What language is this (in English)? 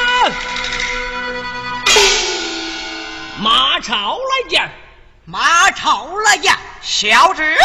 Chinese